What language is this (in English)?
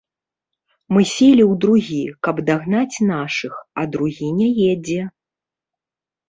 Belarusian